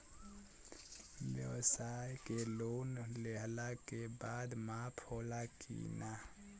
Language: Bhojpuri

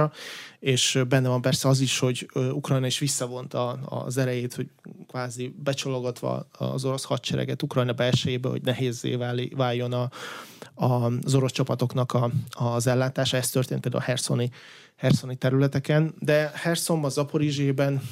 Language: Hungarian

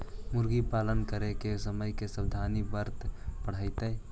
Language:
Magahi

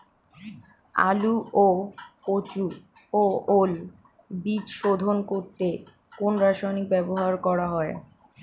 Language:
Bangla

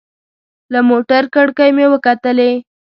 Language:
Pashto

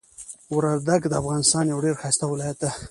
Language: Pashto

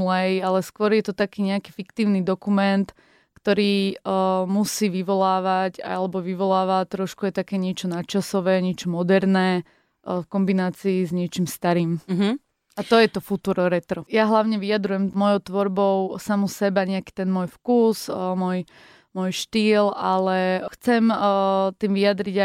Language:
Slovak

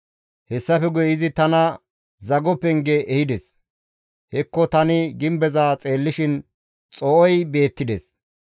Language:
Gamo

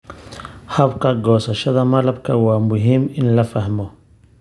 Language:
Somali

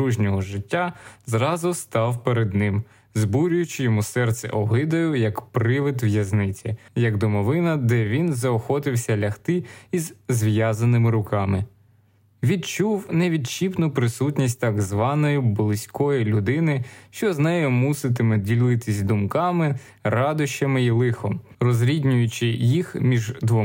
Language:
Ukrainian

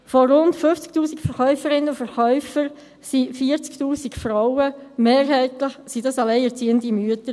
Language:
Swiss German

